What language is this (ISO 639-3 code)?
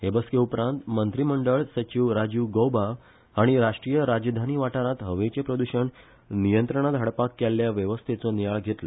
kok